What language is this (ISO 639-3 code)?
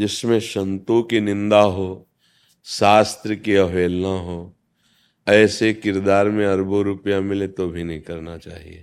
hin